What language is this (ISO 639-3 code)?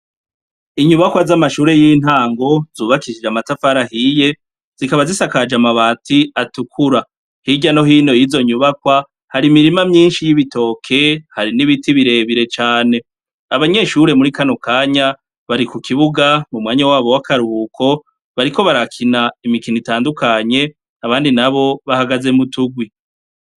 run